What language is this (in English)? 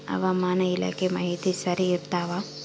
Kannada